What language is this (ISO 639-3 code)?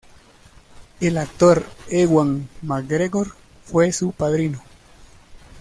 spa